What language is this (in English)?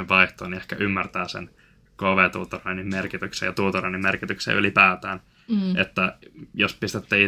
Finnish